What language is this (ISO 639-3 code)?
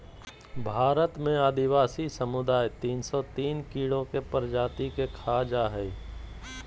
mag